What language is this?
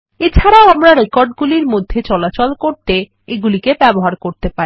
Bangla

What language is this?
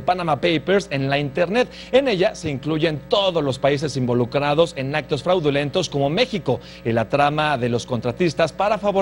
Spanish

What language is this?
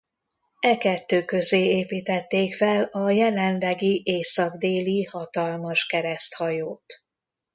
Hungarian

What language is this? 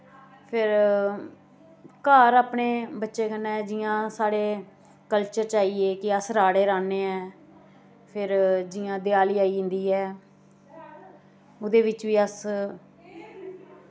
Dogri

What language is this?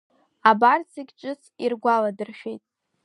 Abkhazian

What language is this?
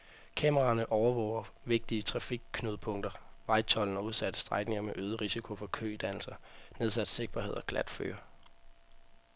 Danish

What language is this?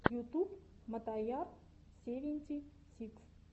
Russian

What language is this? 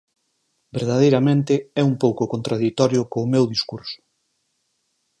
Galician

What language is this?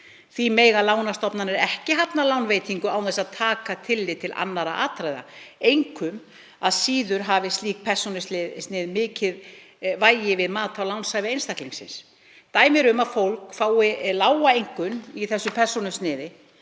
Icelandic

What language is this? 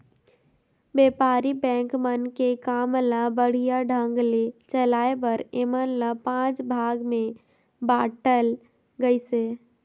Chhattisgarhi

